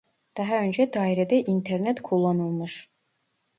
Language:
Turkish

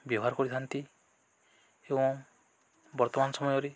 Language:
Odia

